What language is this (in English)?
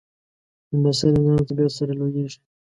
Pashto